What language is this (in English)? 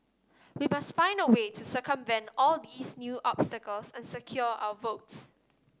English